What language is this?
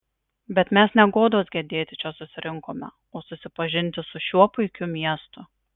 Lithuanian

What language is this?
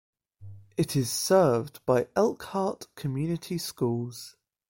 English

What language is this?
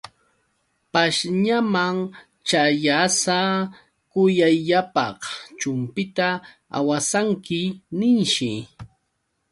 Yauyos Quechua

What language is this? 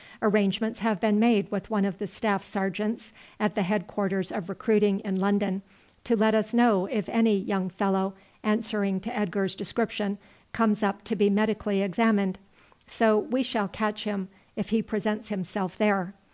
English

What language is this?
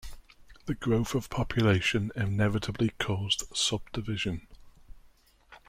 English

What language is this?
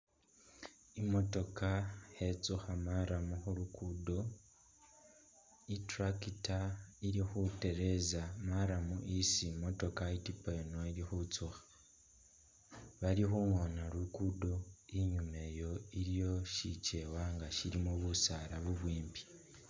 Masaaba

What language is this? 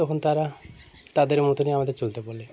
Bangla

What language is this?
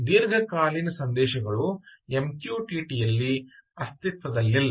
Kannada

